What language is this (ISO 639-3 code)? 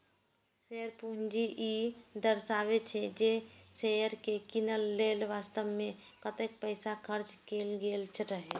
mai